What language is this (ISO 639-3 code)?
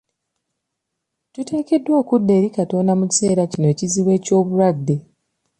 lug